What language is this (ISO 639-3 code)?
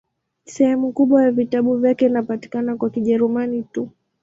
swa